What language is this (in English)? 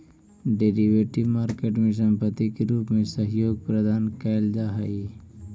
Magahi